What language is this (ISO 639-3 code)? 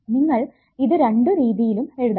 mal